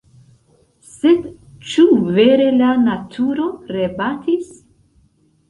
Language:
Esperanto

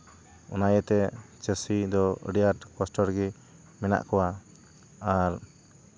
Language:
Santali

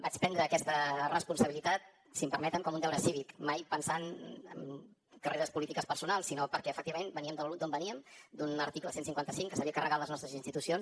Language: Catalan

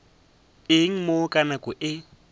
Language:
Northern Sotho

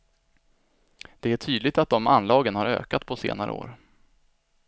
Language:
Swedish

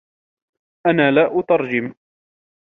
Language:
Arabic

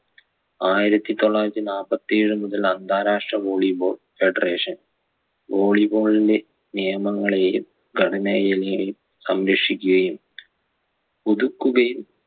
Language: Malayalam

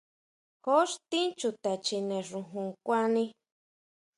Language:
Huautla Mazatec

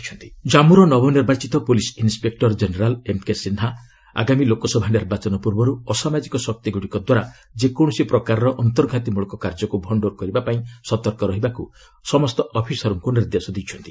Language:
Odia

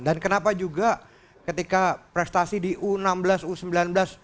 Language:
Indonesian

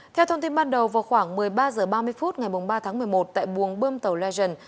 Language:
Vietnamese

